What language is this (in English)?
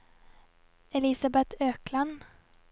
Norwegian